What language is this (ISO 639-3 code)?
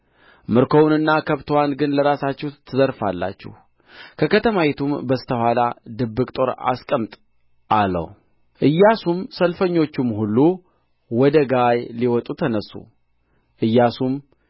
amh